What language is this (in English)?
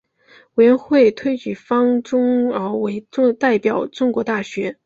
Chinese